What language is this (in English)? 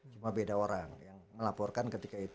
Indonesian